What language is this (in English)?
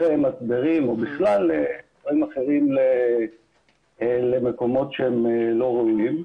Hebrew